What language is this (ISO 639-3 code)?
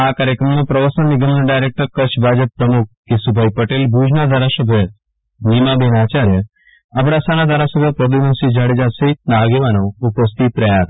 guj